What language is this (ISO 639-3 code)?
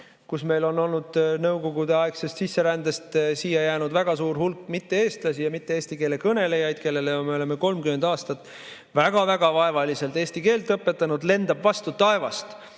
est